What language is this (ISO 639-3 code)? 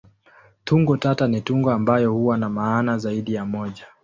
swa